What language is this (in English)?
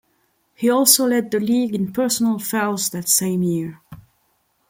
English